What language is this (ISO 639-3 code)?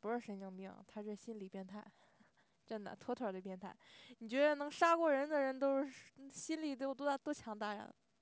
zho